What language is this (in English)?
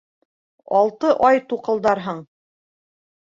Bashkir